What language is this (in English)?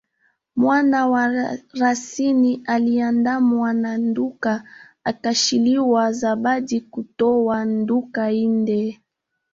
Swahili